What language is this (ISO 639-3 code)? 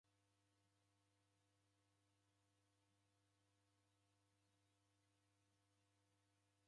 dav